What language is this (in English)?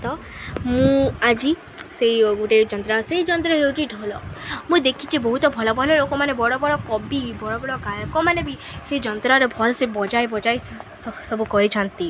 Odia